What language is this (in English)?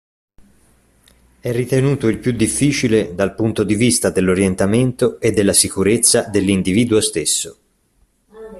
Italian